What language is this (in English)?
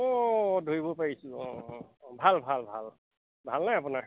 Assamese